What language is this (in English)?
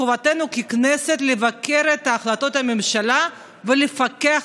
Hebrew